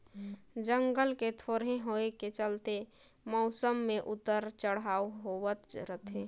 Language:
Chhattisgarhi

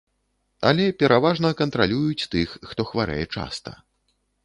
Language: Belarusian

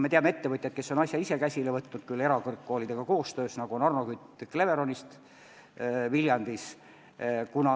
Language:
Estonian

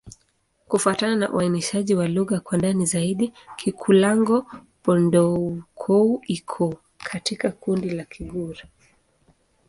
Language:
Swahili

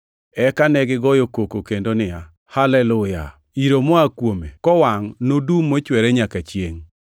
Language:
Luo (Kenya and Tanzania)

